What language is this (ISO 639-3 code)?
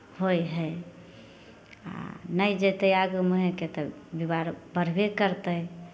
mai